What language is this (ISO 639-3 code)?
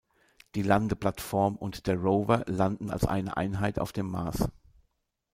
deu